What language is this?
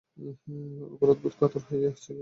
Bangla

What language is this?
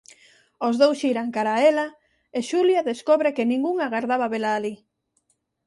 Galician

